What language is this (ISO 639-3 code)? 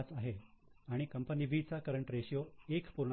mar